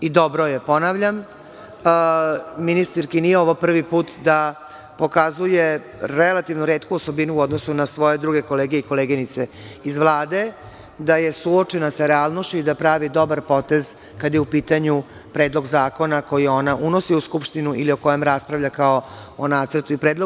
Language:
Serbian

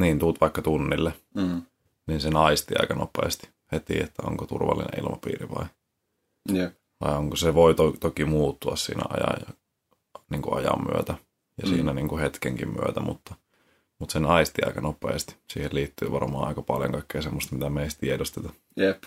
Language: Finnish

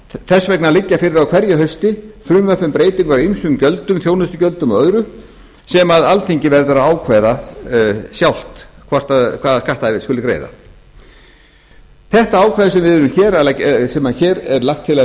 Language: Icelandic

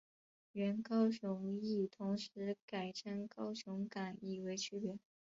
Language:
Chinese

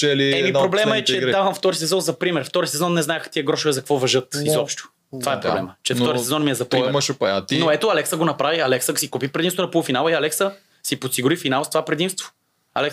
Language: Bulgarian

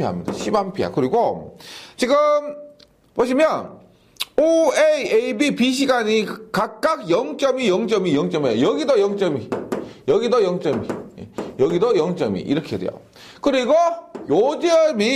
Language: Korean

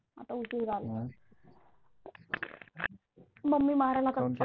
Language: Marathi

